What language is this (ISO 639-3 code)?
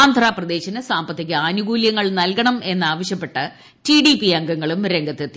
mal